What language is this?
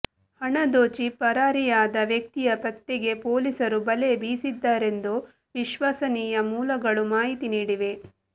Kannada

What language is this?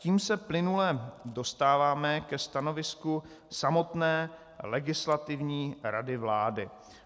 Czech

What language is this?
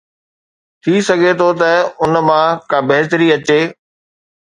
Sindhi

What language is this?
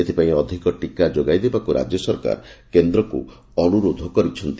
Odia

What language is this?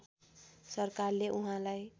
Nepali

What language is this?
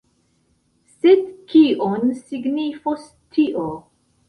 Esperanto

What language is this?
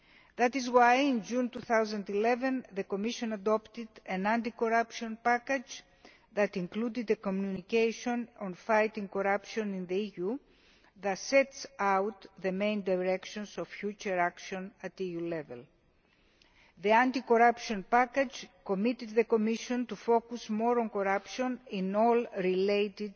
English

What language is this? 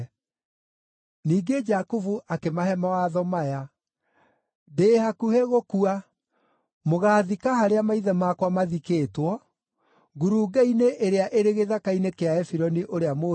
Kikuyu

